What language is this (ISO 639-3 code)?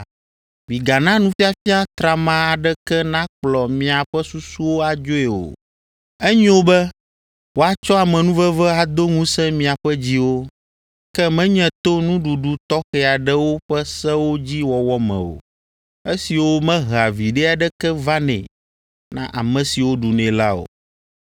ewe